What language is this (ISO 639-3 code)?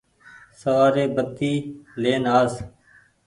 gig